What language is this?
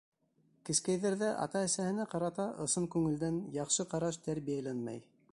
Bashkir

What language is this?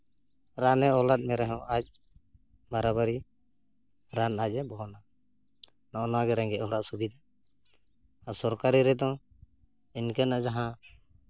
Santali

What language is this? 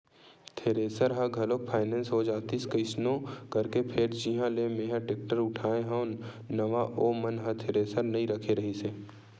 Chhattisgarhi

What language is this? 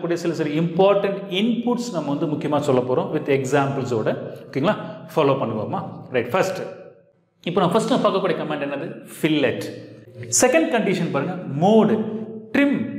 Indonesian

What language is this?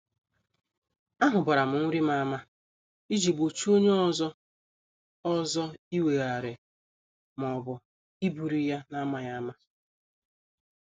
Igbo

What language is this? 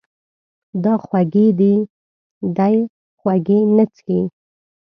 Pashto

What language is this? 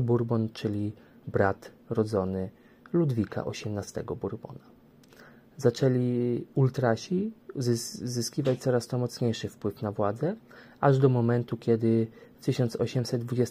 Polish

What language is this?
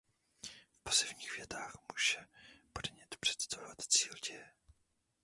Czech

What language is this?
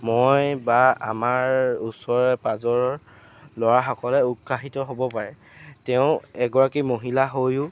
Assamese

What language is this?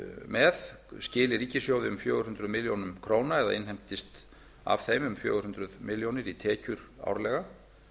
Icelandic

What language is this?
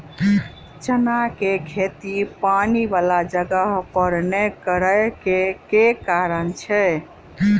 Maithili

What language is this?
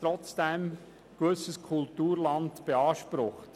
Swiss German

